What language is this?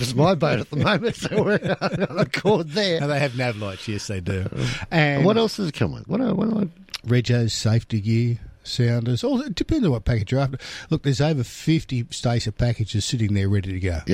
English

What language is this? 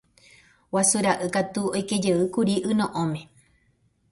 Guarani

